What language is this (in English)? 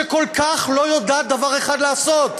Hebrew